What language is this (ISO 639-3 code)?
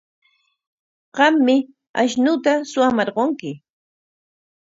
qwa